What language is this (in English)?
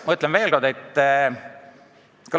Estonian